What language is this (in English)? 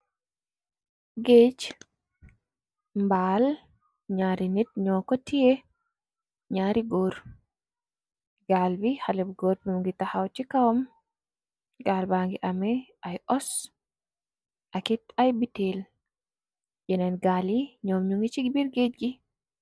Wolof